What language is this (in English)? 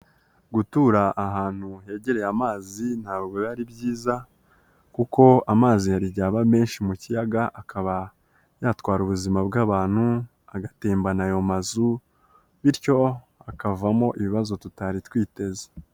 Kinyarwanda